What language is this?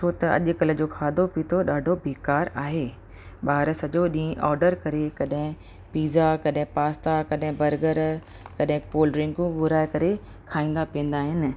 Sindhi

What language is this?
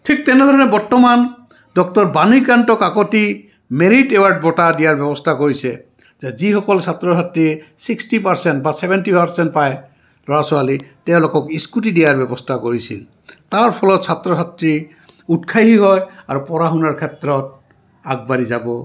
Assamese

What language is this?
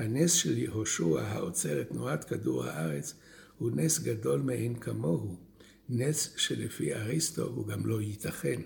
Hebrew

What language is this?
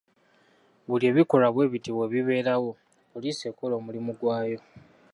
Ganda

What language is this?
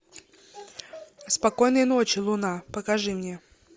Russian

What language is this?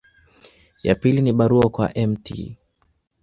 Swahili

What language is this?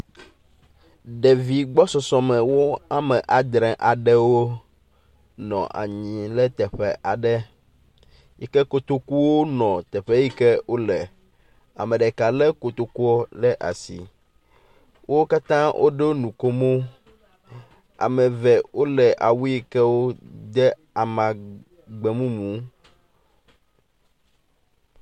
Ewe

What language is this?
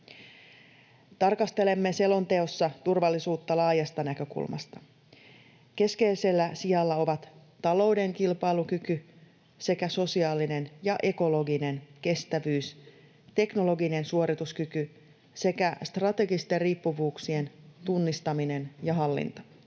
Finnish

